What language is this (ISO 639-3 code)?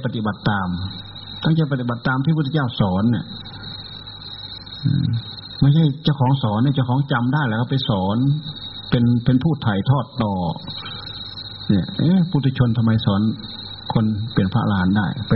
tha